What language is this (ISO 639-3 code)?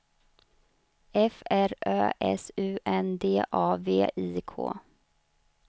swe